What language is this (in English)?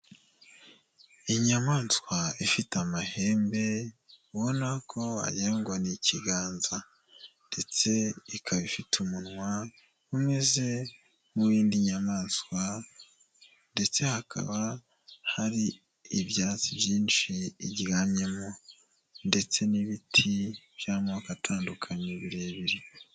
Kinyarwanda